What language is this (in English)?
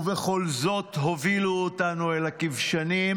Hebrew